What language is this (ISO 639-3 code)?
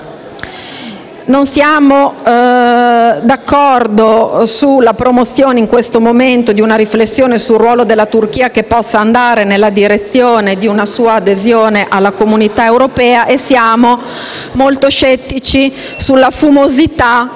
ita